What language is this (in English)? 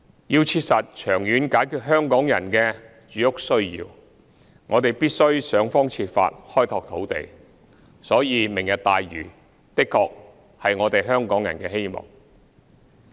Cantonese